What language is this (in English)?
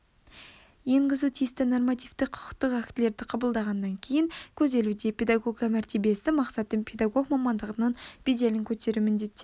Kazakh